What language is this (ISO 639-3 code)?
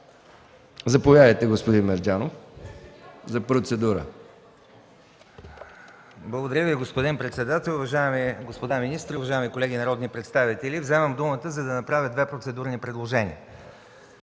bul